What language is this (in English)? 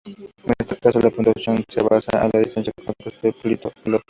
Spanish